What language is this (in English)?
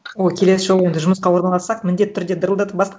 Kazakh